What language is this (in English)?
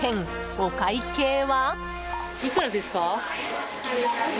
Japanese